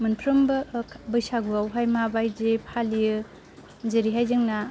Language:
Bodo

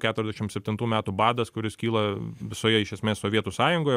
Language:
Lithuanian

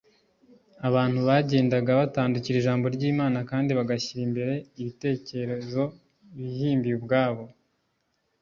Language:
Kinyarwanda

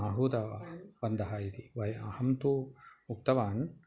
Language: Sanskrit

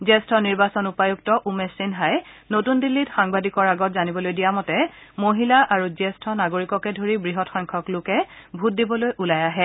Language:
Assamese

